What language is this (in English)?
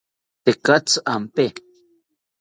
South Ucayali Ashéninka